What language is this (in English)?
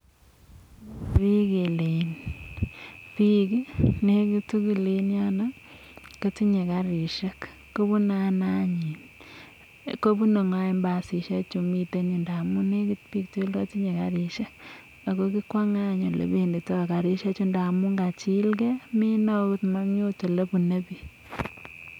Kalenjin